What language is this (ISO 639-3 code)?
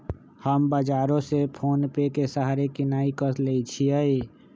mag